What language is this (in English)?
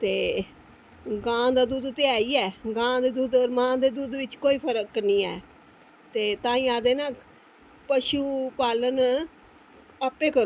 Dogri